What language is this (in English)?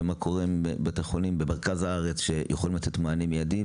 Hebrew